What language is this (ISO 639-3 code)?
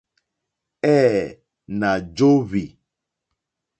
bri